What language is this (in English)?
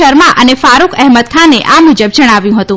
Gujarati